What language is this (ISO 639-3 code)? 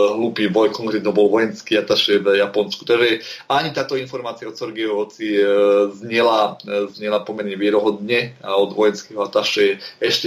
slk